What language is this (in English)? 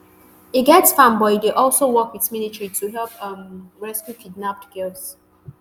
Nigerian Pidgin